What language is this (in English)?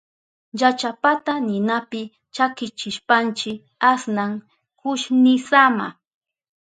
Southern Pastaza Quechua